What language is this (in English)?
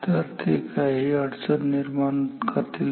Marathi